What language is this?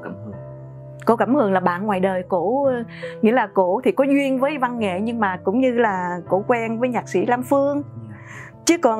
Vietnamese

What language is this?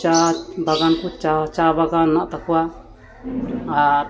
Santali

